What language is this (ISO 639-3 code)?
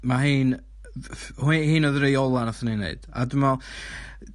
cym